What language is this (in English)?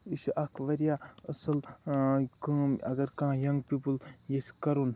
Kashmiri